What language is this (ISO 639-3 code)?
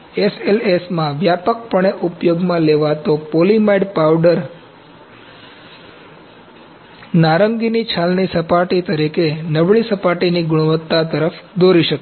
guj